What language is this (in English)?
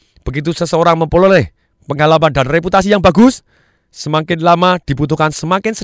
Indonesian